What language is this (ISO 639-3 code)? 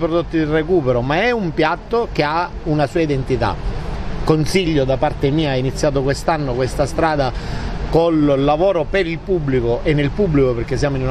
ita